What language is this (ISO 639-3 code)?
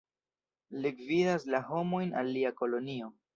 epo